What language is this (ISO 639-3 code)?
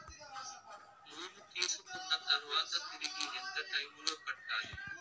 tel